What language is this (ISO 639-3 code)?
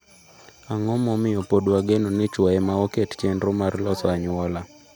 luo